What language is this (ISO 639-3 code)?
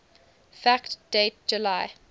eng